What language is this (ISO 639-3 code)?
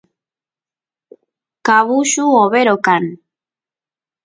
qus